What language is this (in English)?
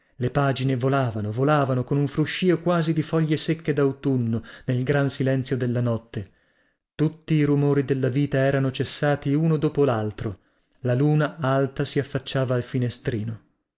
Italian